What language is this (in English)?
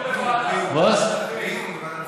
Hebrew